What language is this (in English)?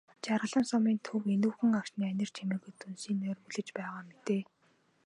Mongolian